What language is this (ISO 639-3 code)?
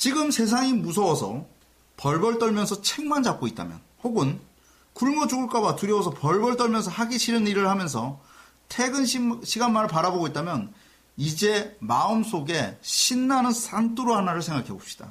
kor